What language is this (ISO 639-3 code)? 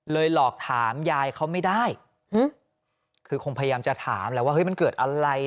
tha